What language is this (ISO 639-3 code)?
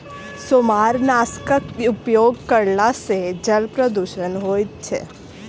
mai